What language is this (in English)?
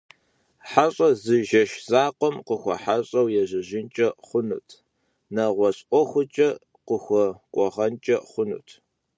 Kabardian